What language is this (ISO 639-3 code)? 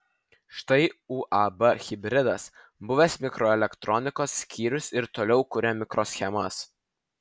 lit